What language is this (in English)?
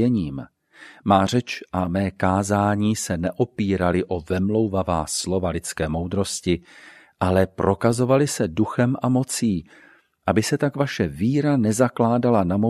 Czech